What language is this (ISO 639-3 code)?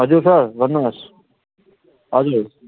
nep